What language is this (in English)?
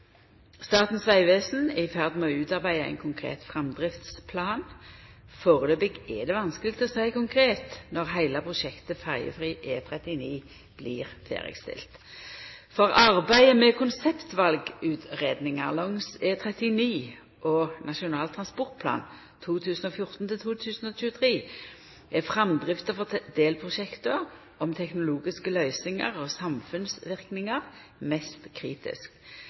Norwegian Nynorsk